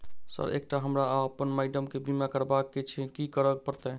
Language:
Maithili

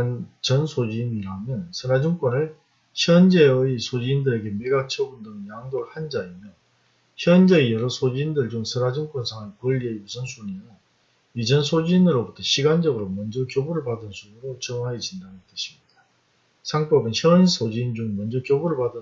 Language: Korean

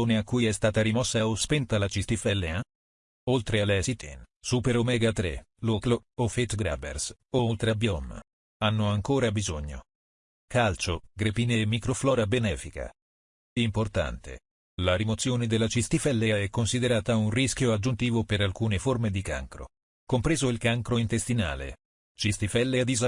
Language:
Italian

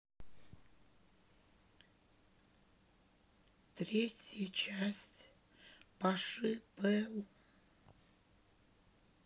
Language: Russian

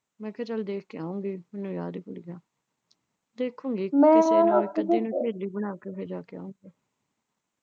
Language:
Punjabi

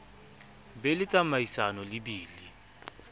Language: Southern Sotho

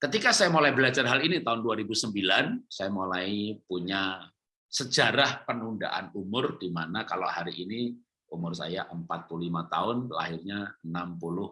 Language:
Indonesian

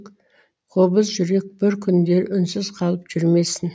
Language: Kazakh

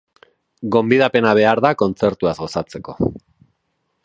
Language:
Basque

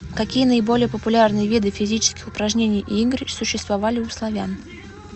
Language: Russian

